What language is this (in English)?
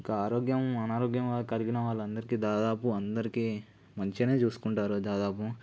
Telugu